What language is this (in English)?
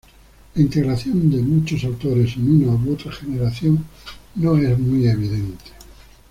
Spanish